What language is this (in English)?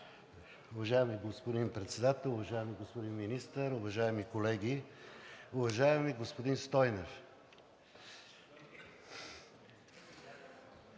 Bulgarian